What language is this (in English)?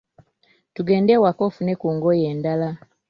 Ganda